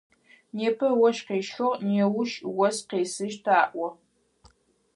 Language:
Adyghe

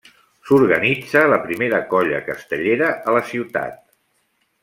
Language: Catalan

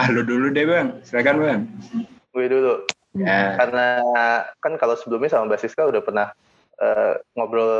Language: Indonesian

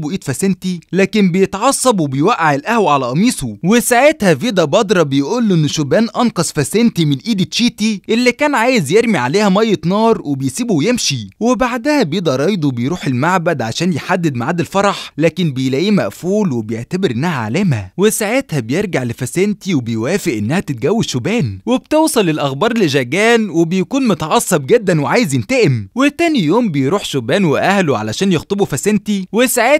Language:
Arabic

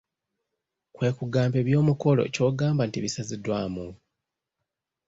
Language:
Ganda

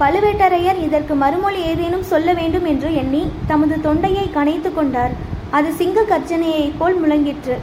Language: Tamil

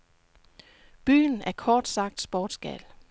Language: Danish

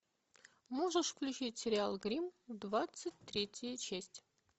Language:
Russian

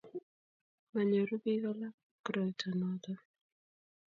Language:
Kalenjin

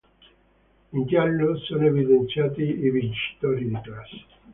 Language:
Italian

